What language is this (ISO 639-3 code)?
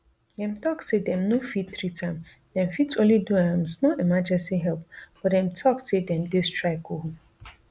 pcm